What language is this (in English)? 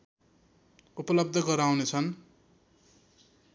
Nepali